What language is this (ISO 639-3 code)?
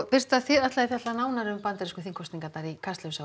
isl